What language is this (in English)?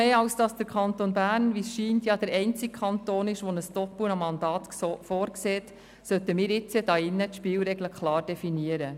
Swiss German